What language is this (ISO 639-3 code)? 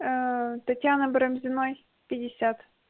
rus